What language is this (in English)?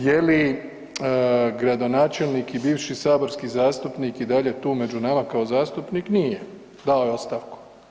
Croatian